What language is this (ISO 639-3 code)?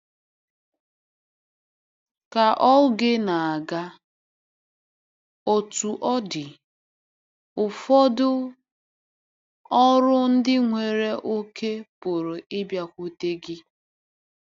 ibo